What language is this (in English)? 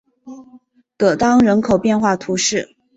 Chinese